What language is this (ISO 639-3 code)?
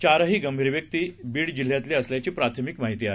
mar